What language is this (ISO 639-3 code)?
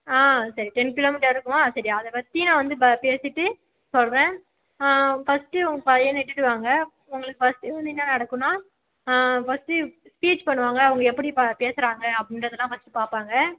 tam